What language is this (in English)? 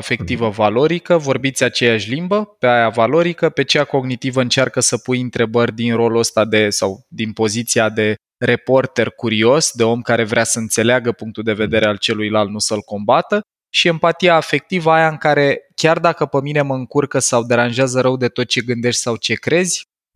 Romanian